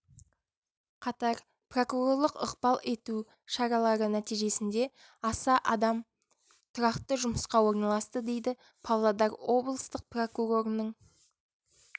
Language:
Kazakh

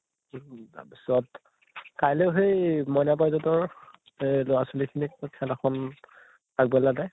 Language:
Assamese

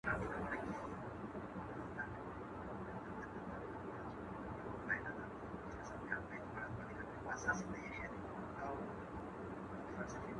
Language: Pashto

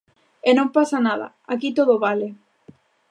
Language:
Galician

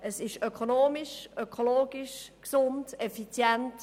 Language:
Swiss German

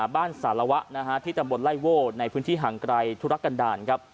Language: Thai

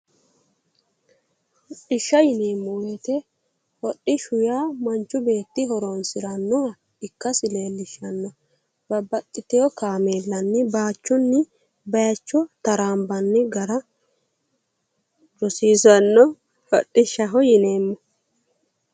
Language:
Sidamo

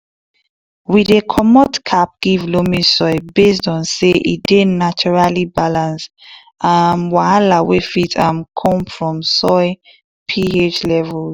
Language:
Nigerian Pidgin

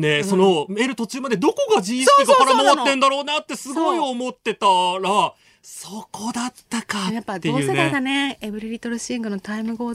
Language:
Japanese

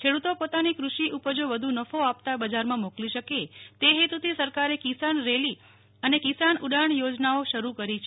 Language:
Gujarati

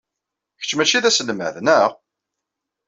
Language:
Kabyle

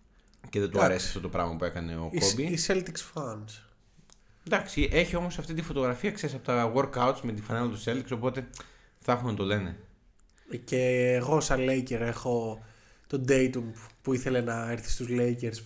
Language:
Greek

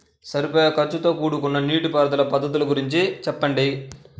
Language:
Telugu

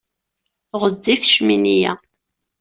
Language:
Kabyle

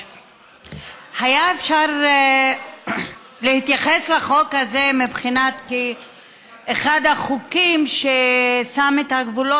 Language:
Hebrew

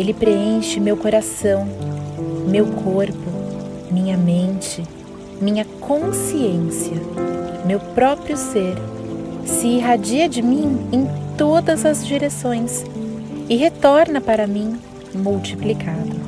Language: Portuguese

